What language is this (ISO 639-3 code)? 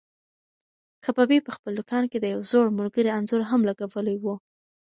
pus